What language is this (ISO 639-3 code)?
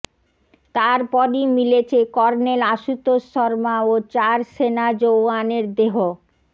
ben